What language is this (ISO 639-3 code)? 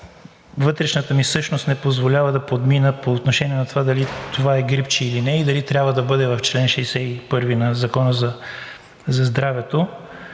bul